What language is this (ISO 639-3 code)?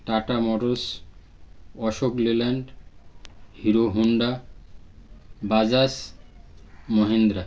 ben